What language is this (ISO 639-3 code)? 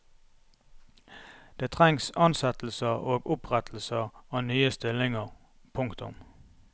nor